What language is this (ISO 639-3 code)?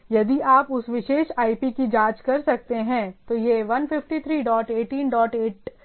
hin